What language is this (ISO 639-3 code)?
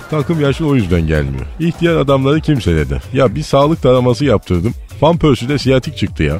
tur